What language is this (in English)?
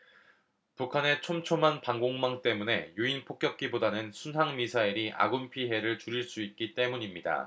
Korean